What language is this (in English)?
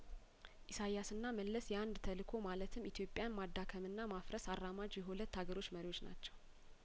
Amharic